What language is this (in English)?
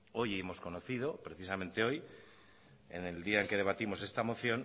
Spanish